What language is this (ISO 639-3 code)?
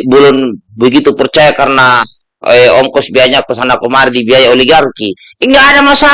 ind